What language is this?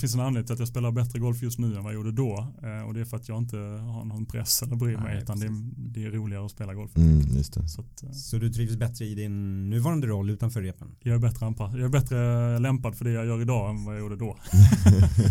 Swedish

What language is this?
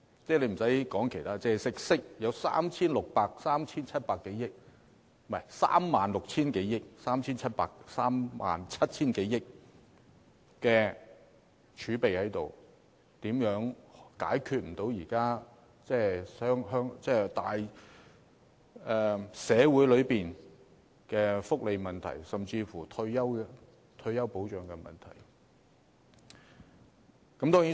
Cantonese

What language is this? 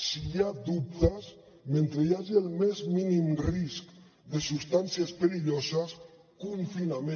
Catalan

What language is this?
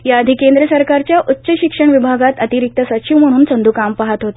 Marathi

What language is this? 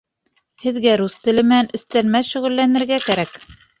Bashkir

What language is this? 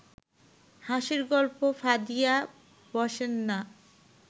Bangla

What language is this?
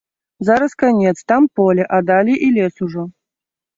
Belarusian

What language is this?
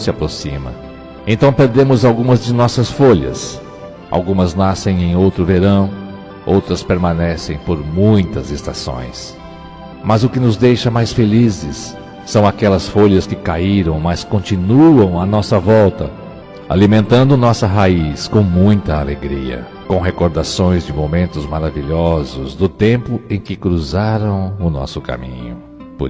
Portuguese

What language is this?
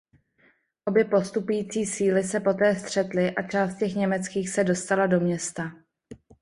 Czech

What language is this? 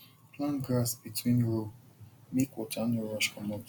Nigerian Pidgin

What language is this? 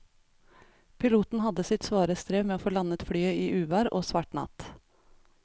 Norwegian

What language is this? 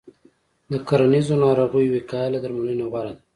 Pashto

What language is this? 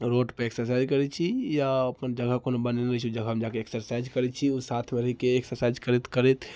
Maithili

